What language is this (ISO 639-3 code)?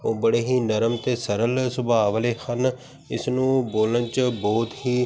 pan